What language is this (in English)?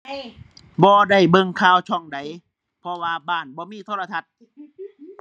Thai